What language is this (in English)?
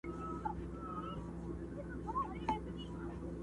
Pashto